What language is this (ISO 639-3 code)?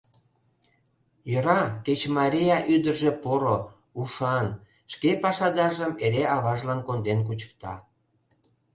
chm